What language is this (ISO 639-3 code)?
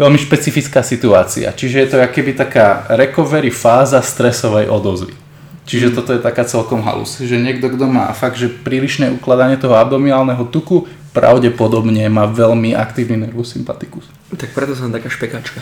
slk